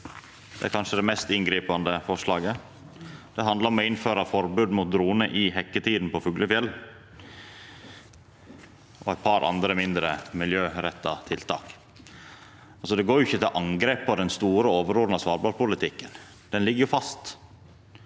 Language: Norwegian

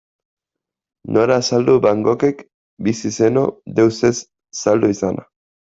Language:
Basque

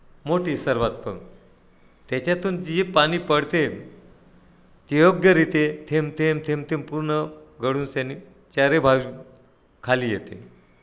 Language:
Marathi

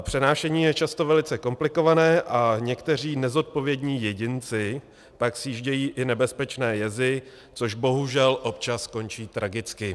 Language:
Czech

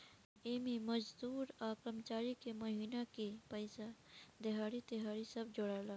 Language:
Bhojpuri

